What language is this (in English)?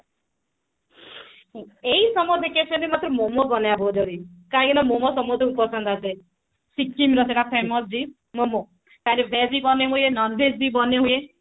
Odia